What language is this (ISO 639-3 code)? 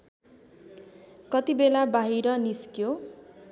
nep